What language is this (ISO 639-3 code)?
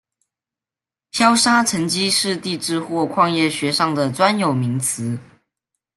zho